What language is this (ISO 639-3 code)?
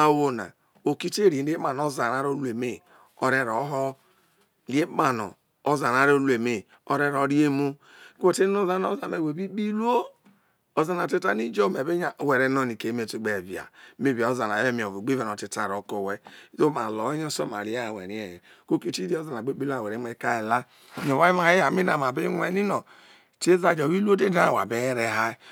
iso